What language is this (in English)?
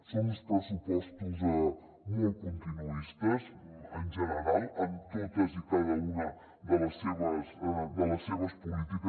Catalan